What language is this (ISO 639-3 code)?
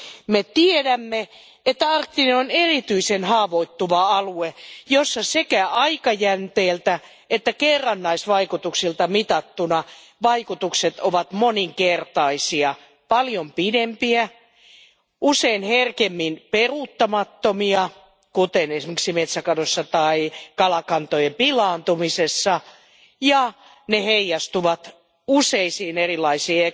fin